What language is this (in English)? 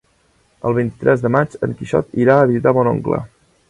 Catalan